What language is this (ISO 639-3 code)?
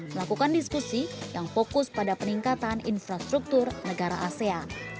ind